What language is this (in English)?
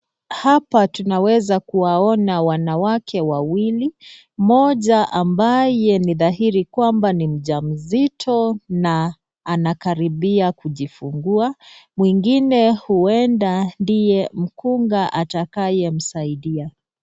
Swahili